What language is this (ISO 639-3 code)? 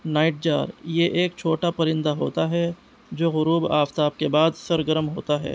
urd